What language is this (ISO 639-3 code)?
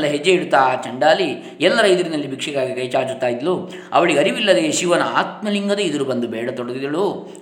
kan